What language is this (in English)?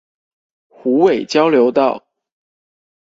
Chinese